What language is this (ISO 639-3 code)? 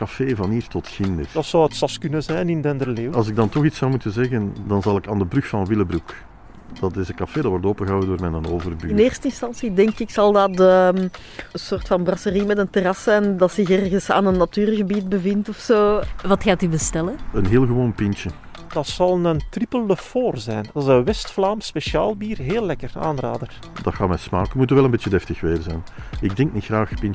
nld